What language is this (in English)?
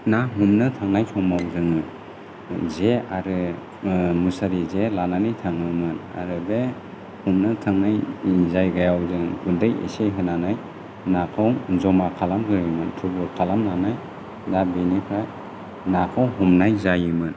Bodo